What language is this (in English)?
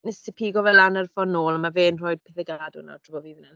Welsh